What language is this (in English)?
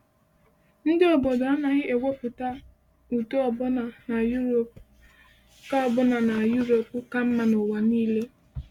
Igbo